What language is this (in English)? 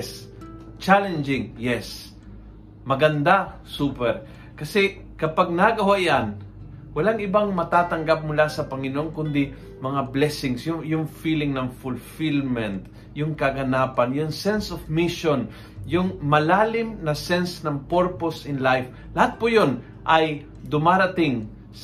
Filipino